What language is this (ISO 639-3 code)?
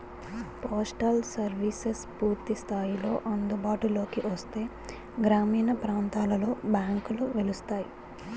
tel